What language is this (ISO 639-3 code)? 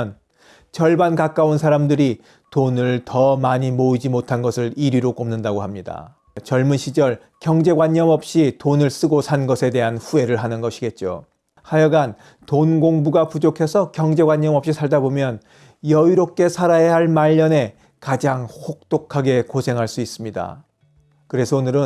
kor